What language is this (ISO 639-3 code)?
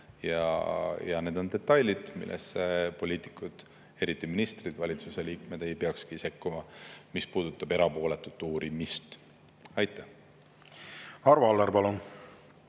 est